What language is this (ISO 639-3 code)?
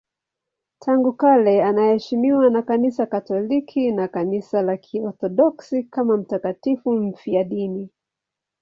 swa